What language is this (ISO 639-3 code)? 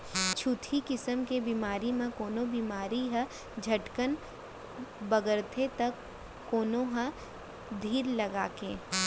hne